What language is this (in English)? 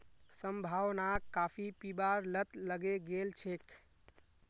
Magahi